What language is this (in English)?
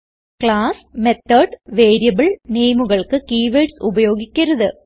Malayalam